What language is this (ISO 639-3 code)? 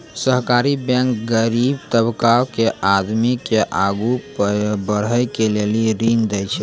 mai